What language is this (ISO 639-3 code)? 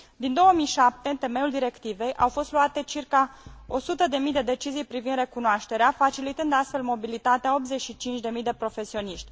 ron